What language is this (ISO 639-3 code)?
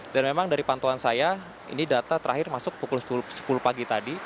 ind